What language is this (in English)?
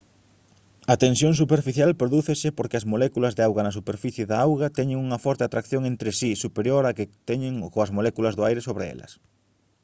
Galician